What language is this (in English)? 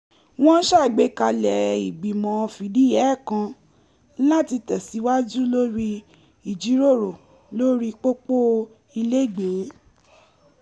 Yoruba